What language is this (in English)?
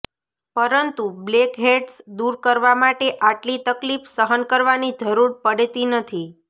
Gujarati